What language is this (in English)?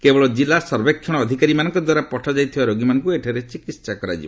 Odia